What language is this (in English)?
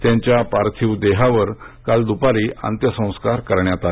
Marathi